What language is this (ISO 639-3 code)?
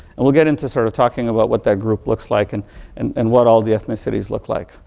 eng